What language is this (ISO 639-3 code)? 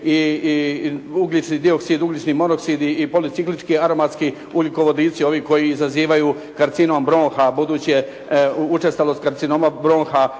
hrv